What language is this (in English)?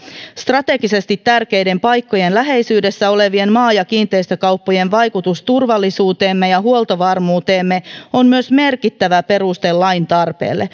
Finnish